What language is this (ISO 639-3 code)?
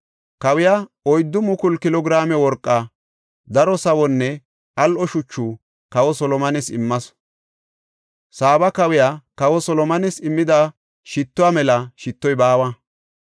gof